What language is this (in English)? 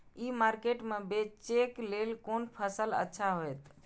Maithili